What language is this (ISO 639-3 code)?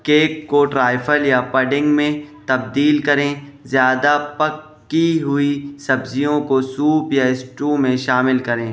urd